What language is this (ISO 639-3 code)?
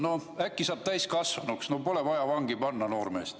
est